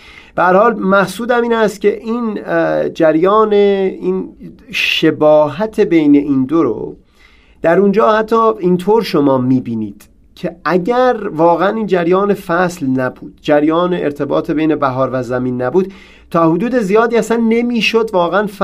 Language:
Persian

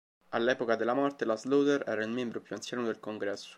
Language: Italian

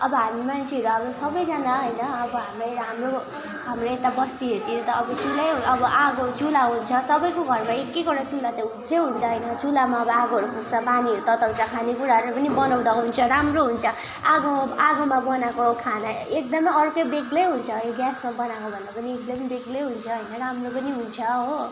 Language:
Nepali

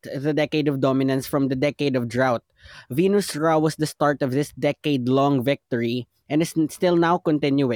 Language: Filipino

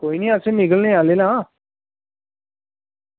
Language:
Dogri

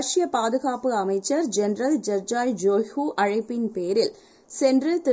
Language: Tamil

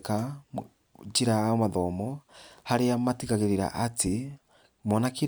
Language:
Kikuyu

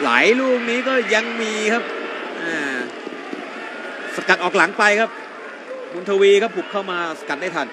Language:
Thai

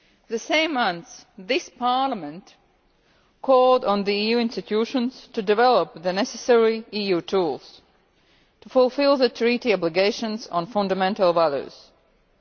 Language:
English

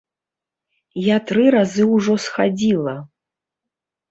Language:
Belarusian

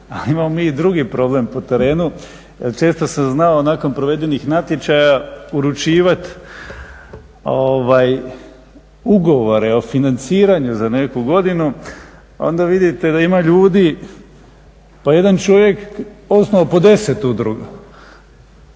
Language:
Croatian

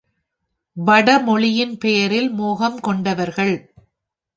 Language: Tamil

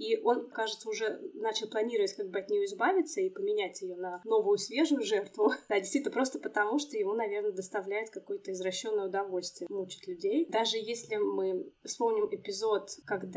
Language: Russian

